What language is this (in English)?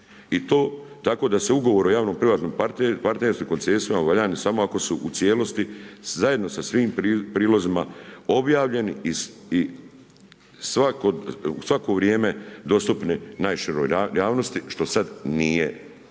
Croatian